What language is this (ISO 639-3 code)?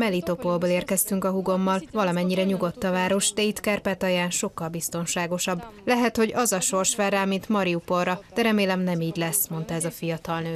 hun